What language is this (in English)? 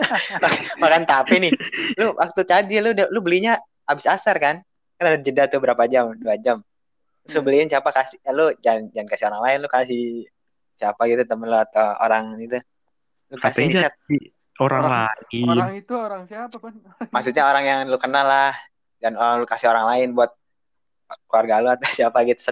Indonesian